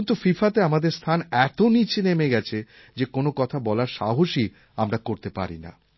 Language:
Bangla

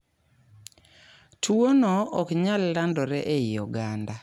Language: Luo (Kenya and Tanzania)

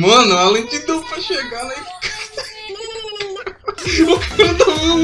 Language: Portuguese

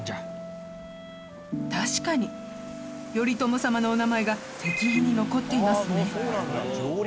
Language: Japanese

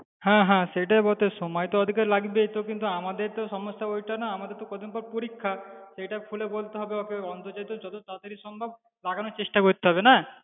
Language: Bangla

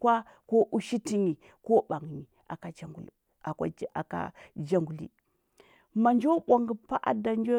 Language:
Huba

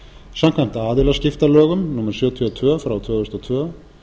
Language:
Icelandic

